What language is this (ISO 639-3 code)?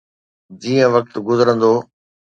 snd